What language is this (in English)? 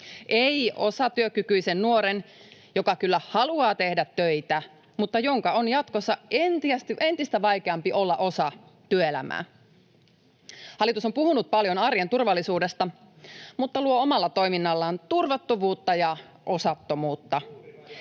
Finnish